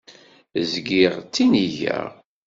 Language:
Kabyle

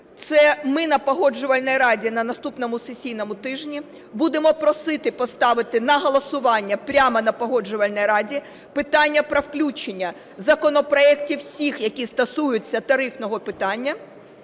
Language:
Ukrainian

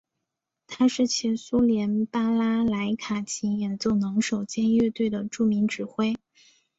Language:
Chinese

